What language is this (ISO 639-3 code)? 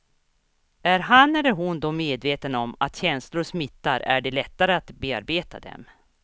swe